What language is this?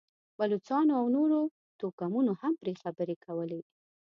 Pashto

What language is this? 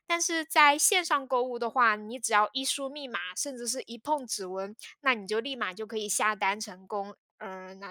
Chinese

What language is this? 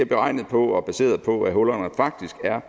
Danish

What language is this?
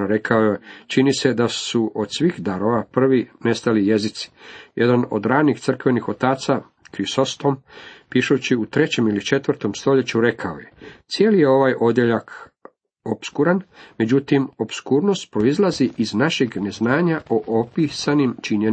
Croatian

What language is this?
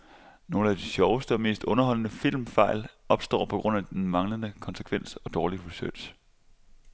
Danish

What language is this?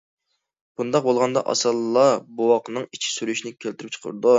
Uyghur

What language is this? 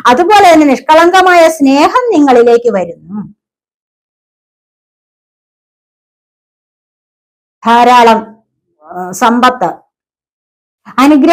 Arabic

